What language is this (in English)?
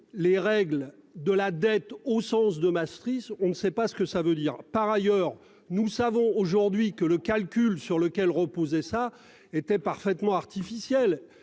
French